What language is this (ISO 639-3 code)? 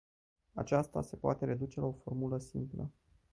ron